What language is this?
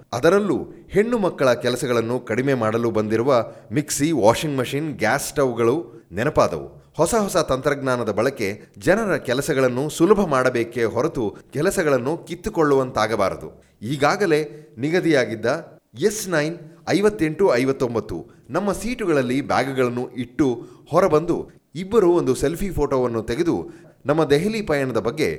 Kannada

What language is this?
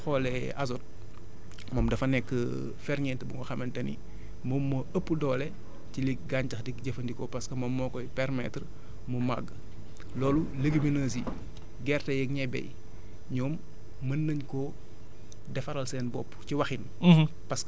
Wolof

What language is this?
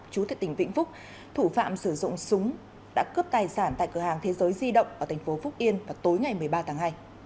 Vietnamese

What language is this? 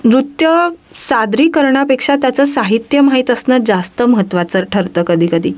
Marathi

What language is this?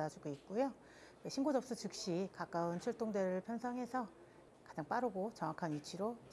Korean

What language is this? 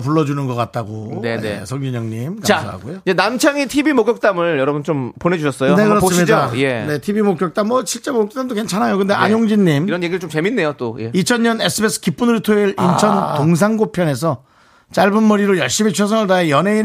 Korean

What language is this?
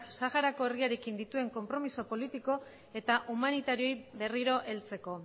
Basque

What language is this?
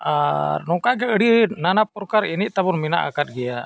Santali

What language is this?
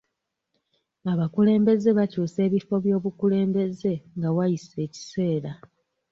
Ganda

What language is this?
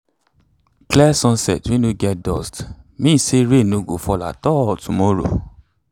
Nigerian Pidgin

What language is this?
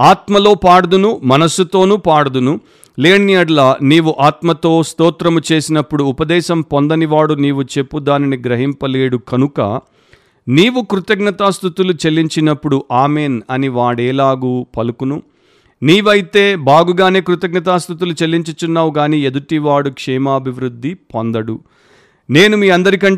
Telugu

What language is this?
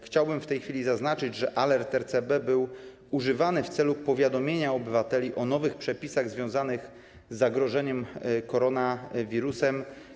Polish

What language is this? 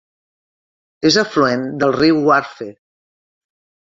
Catalan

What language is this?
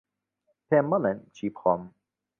Central Kurdish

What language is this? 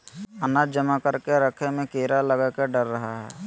Magahi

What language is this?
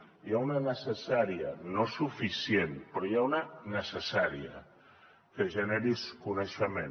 Catalan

